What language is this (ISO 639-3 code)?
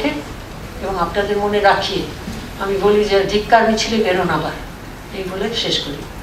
ben